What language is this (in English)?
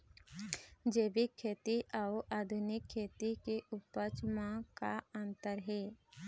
Chhattisgarhi